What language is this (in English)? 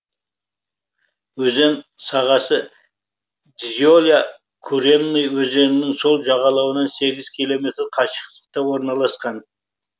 Kazakh